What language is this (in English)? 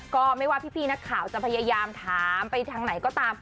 Thai